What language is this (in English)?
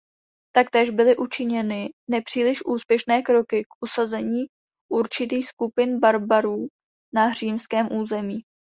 Czech